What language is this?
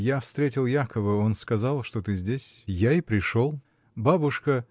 Russian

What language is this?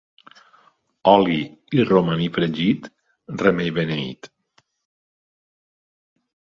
Catalan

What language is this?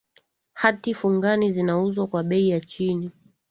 Swahili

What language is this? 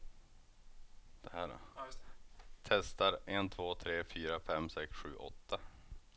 Swedish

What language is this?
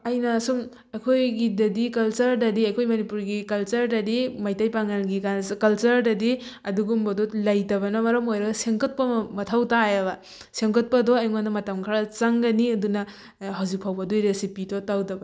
Manipuri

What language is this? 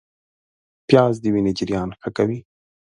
Pashto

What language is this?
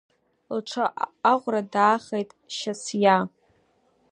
Abkhazian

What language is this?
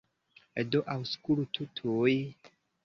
Esperanto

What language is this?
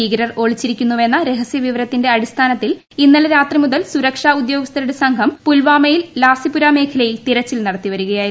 Malayalam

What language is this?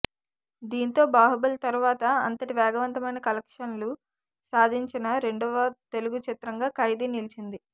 Telugu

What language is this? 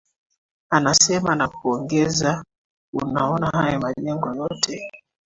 Swahili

